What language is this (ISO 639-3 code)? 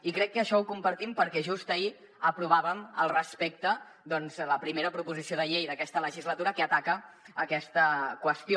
cat